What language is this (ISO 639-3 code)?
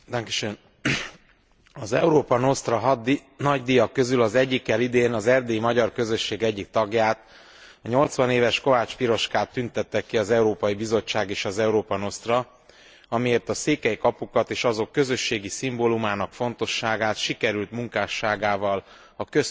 hun